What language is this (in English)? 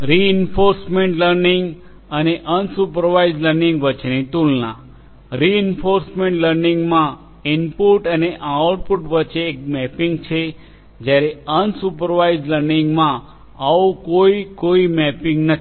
Gujarati